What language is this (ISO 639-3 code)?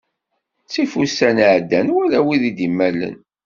kab